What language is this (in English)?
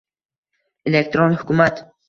Uzbek